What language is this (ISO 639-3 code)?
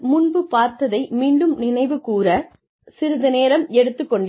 tam